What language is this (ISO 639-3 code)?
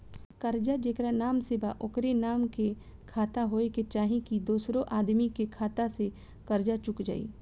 bho